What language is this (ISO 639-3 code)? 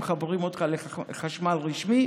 heb